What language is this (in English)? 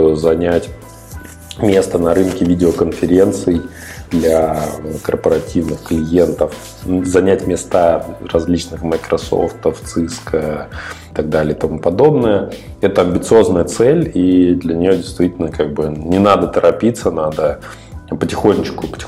Russian